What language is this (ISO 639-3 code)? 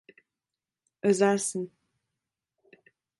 tur